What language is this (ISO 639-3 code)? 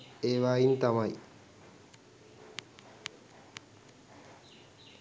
sin